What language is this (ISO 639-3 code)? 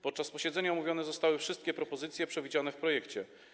pol